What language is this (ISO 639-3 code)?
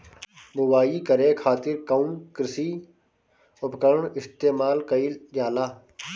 bho